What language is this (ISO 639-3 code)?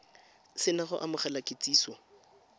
tsn